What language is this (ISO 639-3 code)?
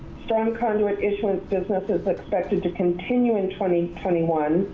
eng